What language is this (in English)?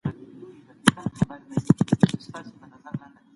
Pashto